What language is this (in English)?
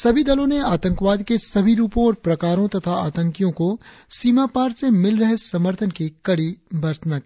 Hindi